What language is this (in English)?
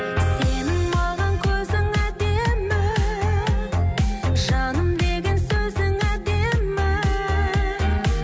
Kazakh